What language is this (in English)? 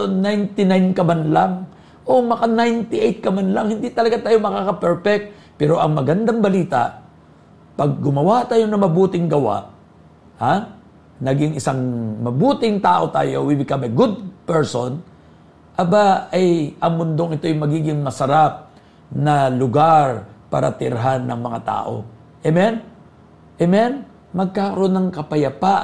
Filipino